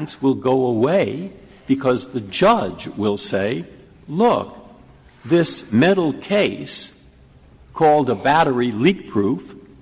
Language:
English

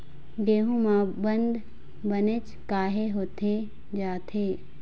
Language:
Chhattisgarhi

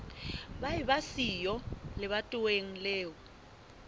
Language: Southern Sotho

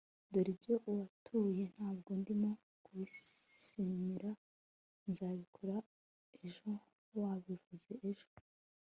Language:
Kinyarwanda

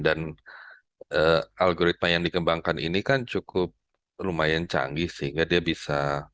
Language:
Indonesian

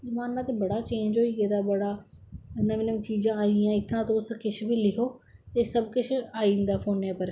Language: Dogri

